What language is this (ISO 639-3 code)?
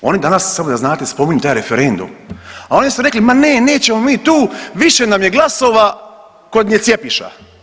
hrv